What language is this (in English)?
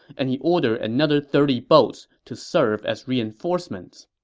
English